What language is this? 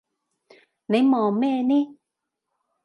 Cantonese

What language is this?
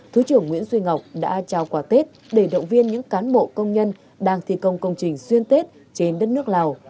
Vietnamese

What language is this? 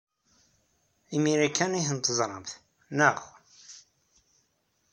Kabyle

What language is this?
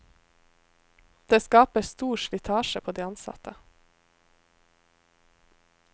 Norwegian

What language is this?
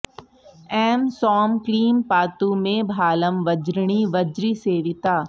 Sanskrit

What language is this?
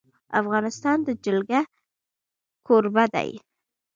Pashto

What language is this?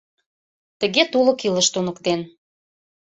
Mari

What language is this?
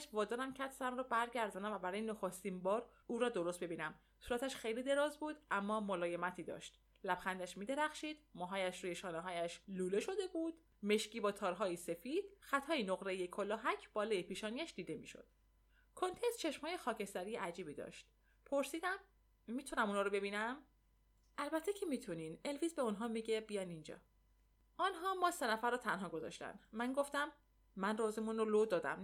Persian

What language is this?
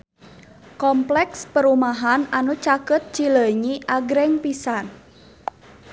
Sundanese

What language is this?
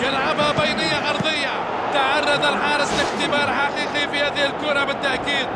Arabic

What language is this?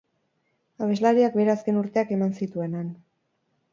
Basque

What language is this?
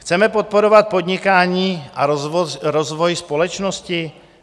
Czech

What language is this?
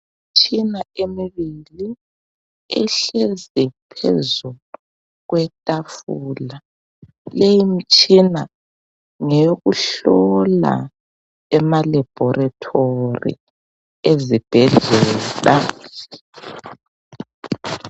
North Ndebele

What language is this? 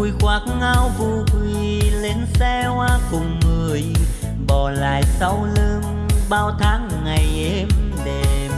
Vietnamese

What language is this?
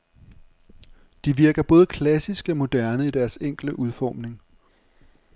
Danish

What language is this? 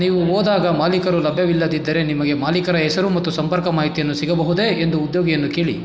Kannada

